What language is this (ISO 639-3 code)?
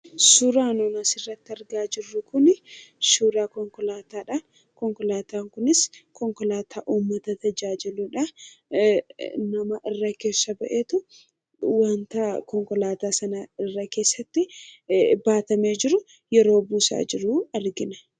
orm